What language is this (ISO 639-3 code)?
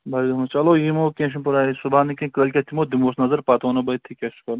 kas